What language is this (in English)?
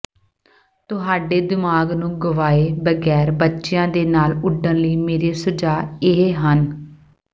Punjabi